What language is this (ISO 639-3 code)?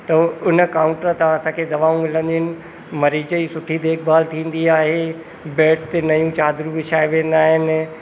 snd